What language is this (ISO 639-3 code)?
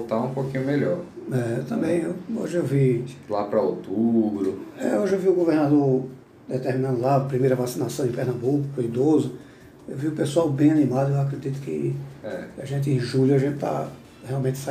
por